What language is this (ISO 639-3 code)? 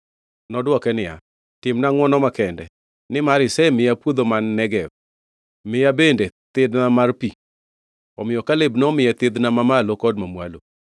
luo